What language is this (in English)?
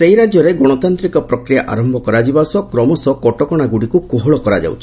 Odia